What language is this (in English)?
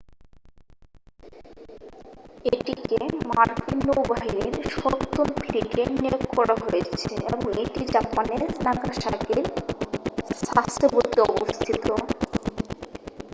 Bangla